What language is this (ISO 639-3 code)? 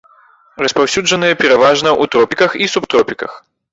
bel